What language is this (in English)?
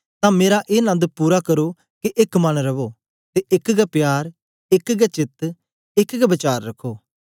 Dogri